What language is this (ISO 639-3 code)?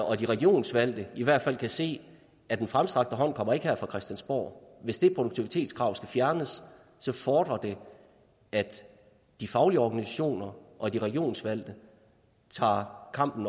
dan